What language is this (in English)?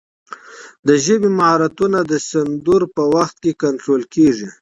Pashto